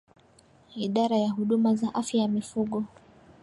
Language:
Swahili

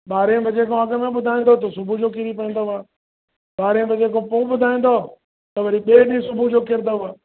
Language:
Sindhi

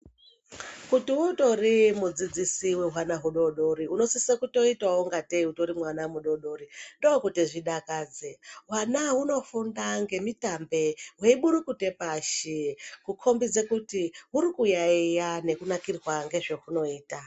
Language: Ndau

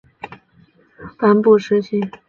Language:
Chinese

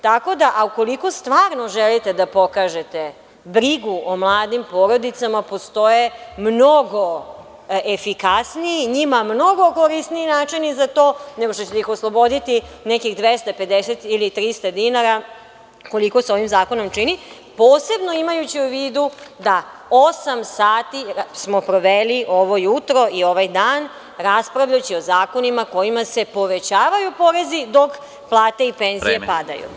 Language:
Serbian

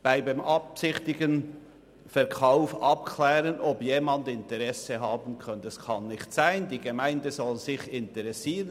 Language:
Swiss German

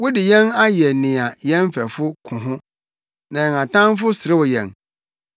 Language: Akan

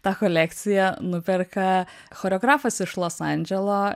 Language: Lithuanian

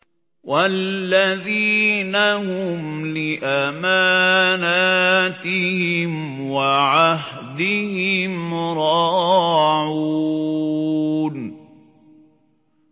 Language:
Arabic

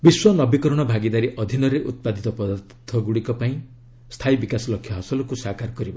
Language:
Odia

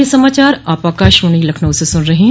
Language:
Hindi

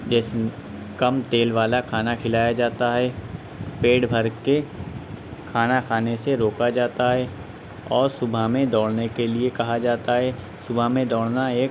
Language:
Urdu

